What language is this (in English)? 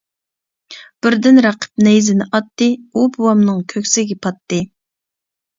Uyghur